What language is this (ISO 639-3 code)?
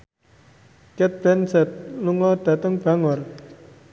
jav